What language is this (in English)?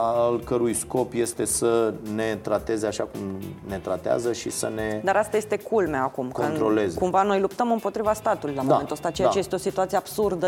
Romanian